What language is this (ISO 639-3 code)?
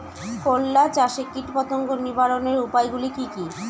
ben